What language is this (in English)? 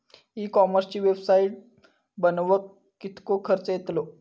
Marathi